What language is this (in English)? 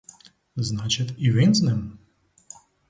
Ukrainian